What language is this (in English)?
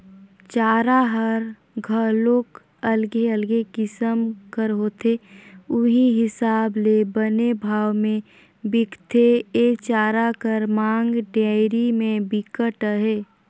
Chhattisgarhi